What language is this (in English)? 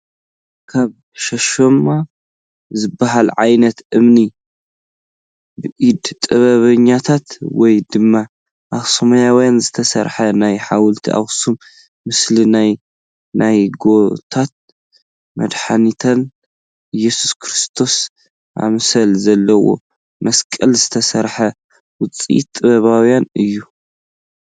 Tigrinya